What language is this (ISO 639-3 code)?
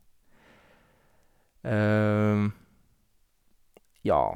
nor